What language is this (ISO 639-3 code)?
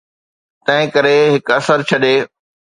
snd